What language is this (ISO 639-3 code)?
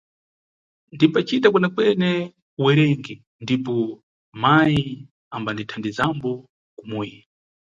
nyu